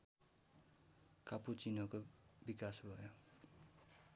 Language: Nepali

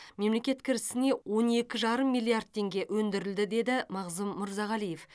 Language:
Kazakh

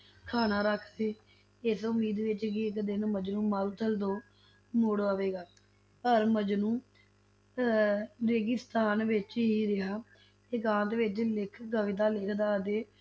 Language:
Punjabi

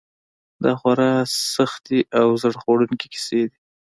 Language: Pashto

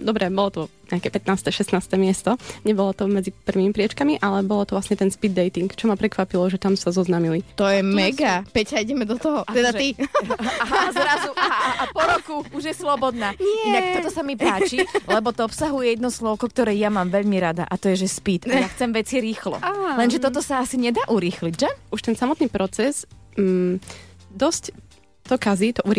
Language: Slovak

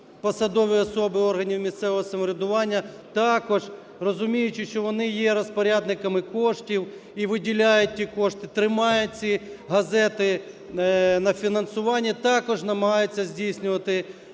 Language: Ukrainian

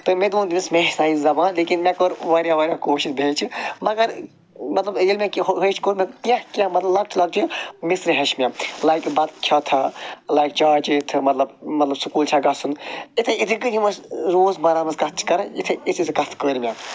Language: Kashmiri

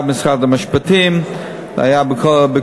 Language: Hebrew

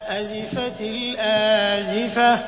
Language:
Arabic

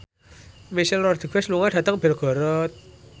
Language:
Javanese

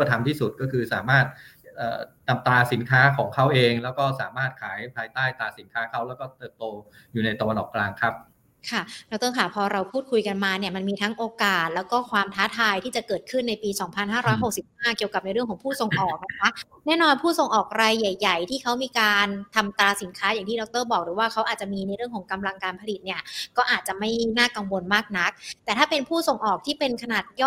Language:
Thai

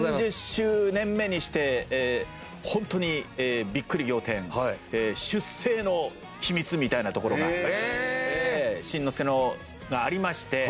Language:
Japanese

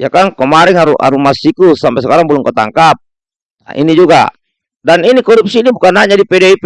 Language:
Indonesian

